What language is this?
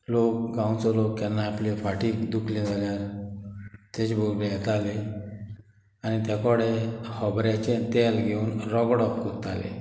Konkani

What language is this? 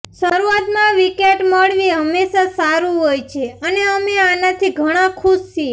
Gujarati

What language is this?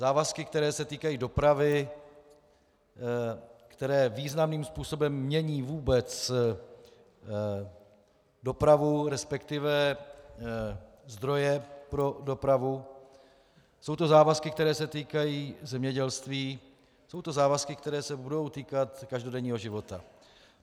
Czech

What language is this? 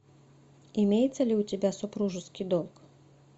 Russian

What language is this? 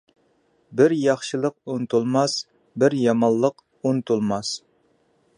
Uyghur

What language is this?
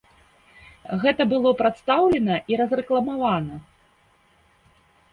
Belarusian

